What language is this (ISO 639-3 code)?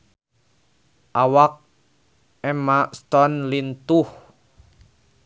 sun